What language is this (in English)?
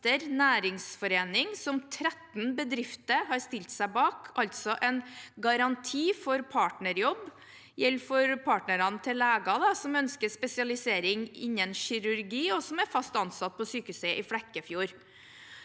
Norwegian